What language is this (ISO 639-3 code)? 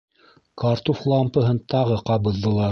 bak